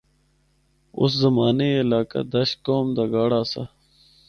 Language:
Northern Hindko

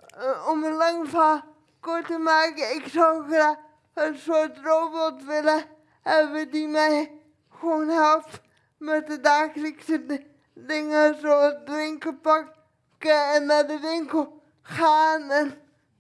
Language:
Dutch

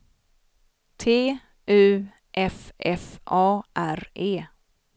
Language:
Swedish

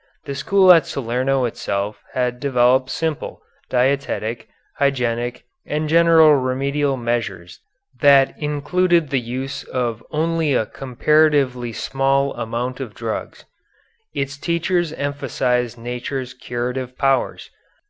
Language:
English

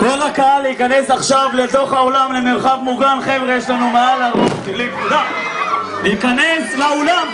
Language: Hebrew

